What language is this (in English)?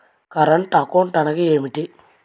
Telugu